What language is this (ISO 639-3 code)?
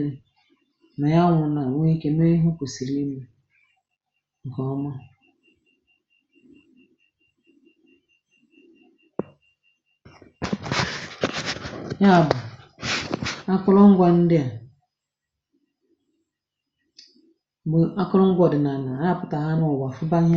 ibo